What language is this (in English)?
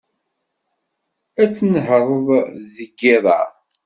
Kabyle